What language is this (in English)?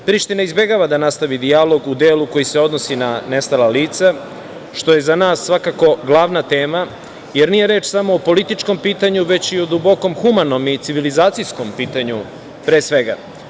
Serbian